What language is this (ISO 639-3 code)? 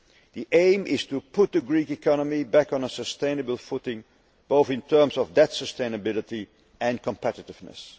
eng